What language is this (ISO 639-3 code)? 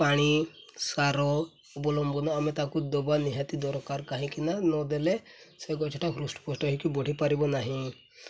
ori